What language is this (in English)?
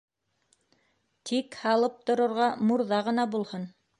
Bashkir